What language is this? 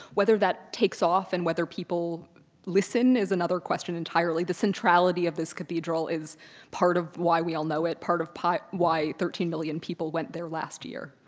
English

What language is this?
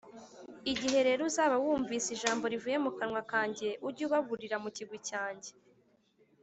Kinyarwanda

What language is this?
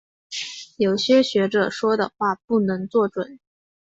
Chinese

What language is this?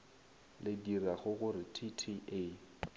Northern Sotho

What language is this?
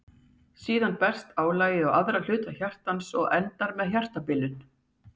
Icelandic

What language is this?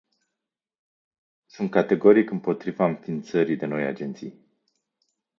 Romanian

